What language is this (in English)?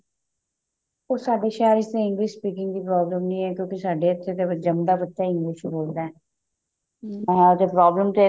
Punjabi